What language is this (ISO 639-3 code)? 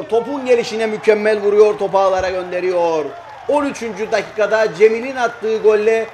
tur